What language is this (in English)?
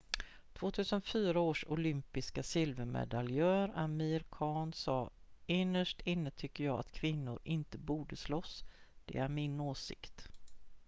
Swedish